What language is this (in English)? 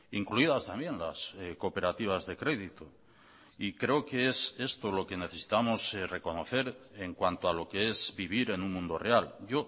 Spanish